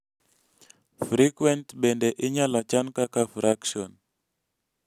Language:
Luo (Kenya and Tanzania)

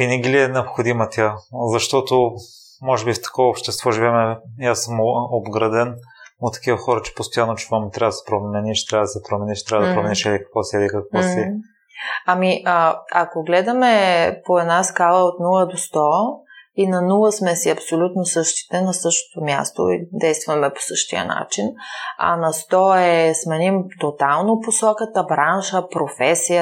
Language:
Bulgarian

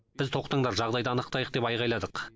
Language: Kazakh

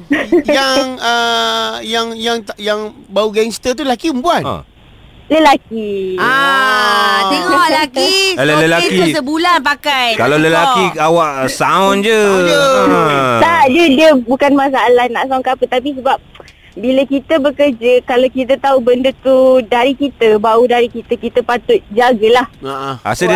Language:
Malay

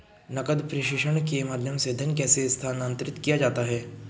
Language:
Hindi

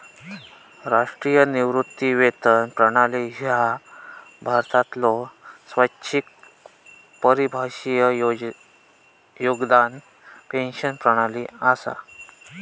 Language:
Marathi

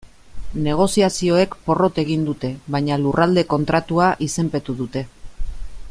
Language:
Basque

